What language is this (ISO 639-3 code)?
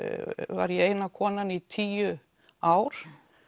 isl